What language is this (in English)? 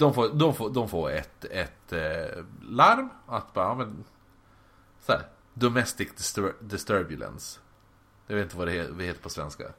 Swedish